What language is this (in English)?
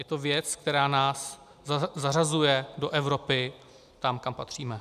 Czech